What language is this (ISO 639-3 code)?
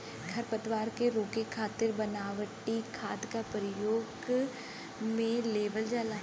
bho